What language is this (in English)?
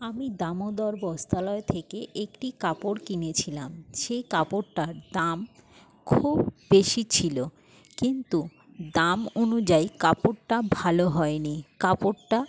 Bangla